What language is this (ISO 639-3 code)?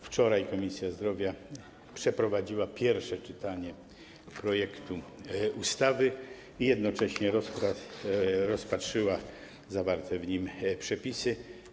pol